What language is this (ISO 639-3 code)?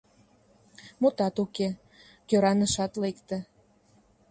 chm